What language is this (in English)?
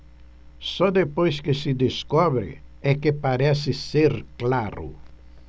Portuguese